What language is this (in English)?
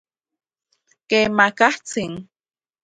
Central Puebla Nahuatl